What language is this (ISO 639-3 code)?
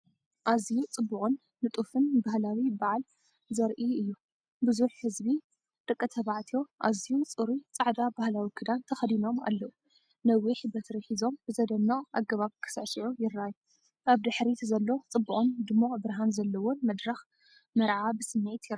tir